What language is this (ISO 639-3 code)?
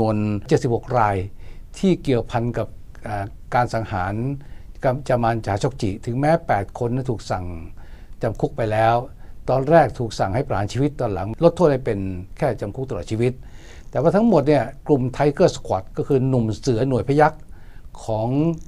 tha